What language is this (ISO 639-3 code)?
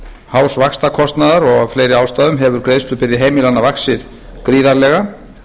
isl